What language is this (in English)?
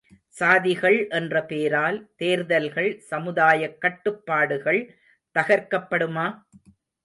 Tamil